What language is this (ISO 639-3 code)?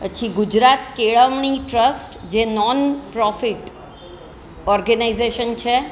guj